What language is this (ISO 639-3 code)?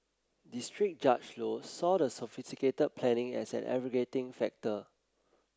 eng